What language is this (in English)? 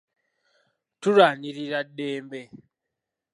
Ganda